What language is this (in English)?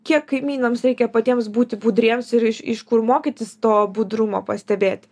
Lithuanian